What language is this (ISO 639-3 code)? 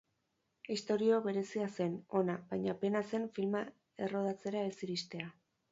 eus